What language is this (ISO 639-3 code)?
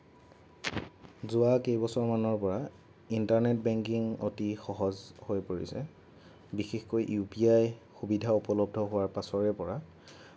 asm